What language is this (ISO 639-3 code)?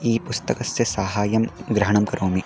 san